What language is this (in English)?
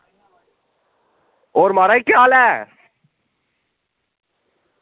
Dogri